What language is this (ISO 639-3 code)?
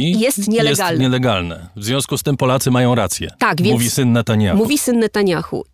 pol